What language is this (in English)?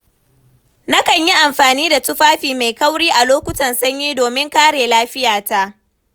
Hausa